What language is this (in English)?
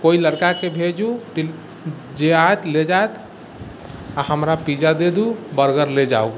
Maithili